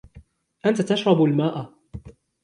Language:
Arabic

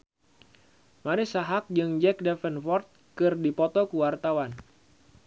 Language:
Sundanese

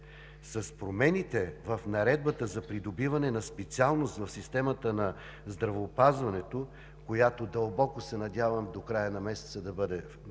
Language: Bulgarian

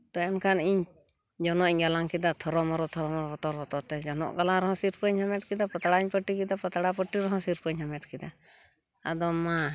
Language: Santali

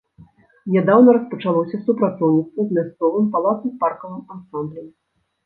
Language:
Belarusian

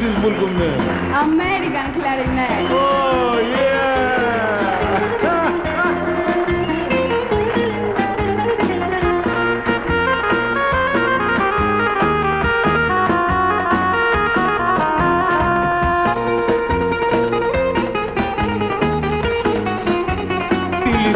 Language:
Greek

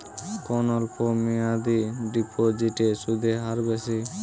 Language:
Bangla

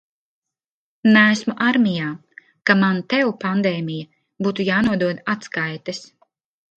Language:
Latvian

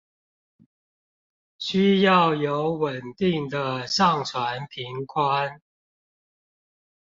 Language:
Chinese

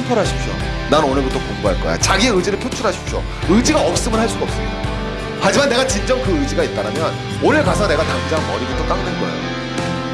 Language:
Korean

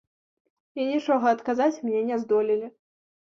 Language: Belarusian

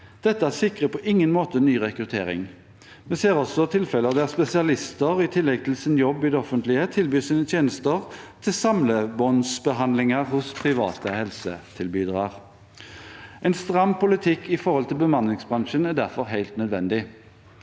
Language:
Norwegian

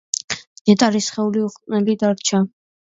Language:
Georgian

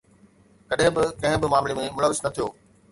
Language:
Sindhi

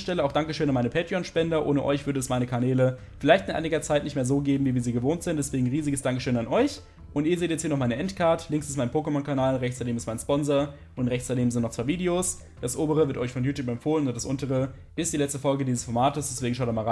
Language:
German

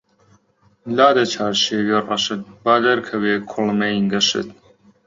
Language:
Central Kurdish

